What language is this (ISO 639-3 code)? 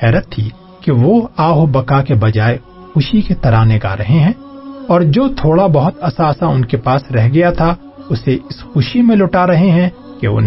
urd